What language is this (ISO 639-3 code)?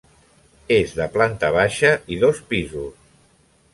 cat